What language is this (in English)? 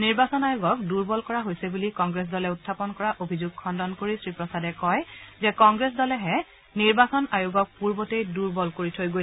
Assamese